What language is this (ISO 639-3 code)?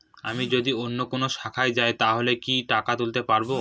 ben